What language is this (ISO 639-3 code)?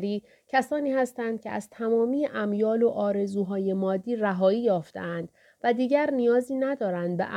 fas